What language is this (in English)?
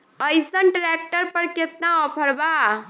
Bhojpuri